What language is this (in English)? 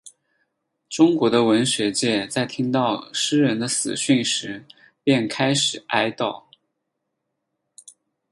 Chinese